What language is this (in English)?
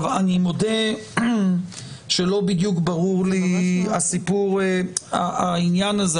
Hebrew